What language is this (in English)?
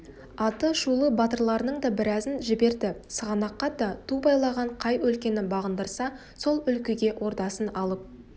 Kazakh